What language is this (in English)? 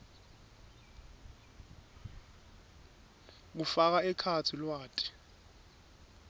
Swati